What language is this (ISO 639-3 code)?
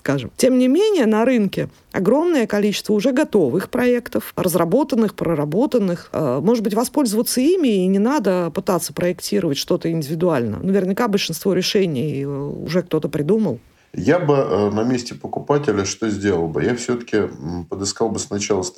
rus